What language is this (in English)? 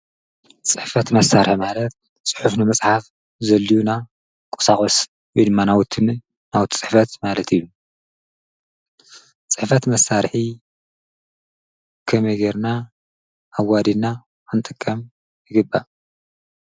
Tigrinya